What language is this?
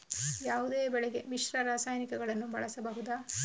Kannada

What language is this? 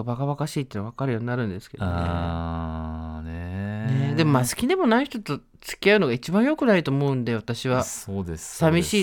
Japanese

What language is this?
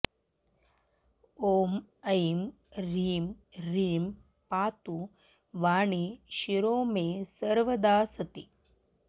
Sanskrit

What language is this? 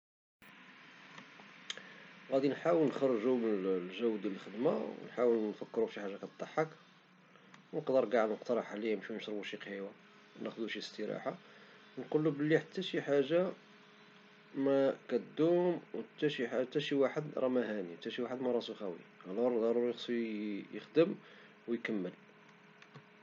Moroccan Arabic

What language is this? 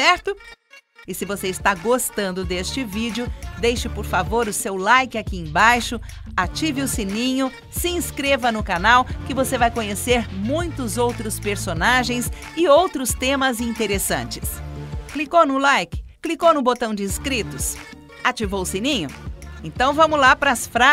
Portuguese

